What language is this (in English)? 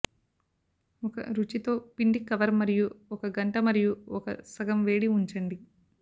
Telugu